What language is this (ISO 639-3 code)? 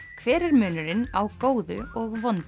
isl